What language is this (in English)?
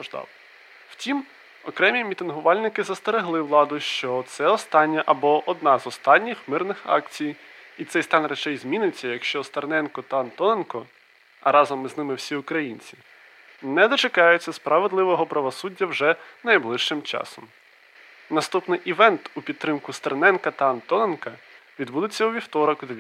Ukrainian